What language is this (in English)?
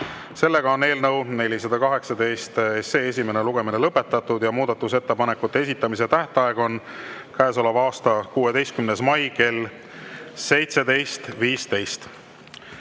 Estonian